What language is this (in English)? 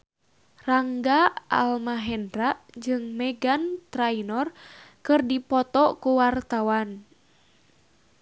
Sundanese